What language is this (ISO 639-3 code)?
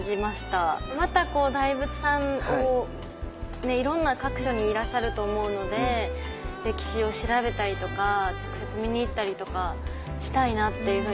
jpn